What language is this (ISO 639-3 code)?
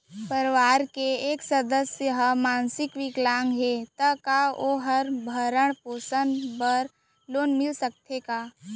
hne